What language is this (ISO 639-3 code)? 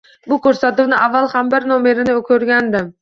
uzb